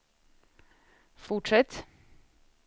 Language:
Swedish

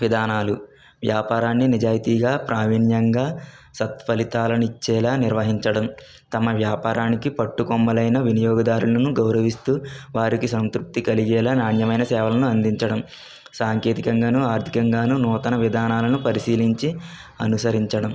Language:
Telugu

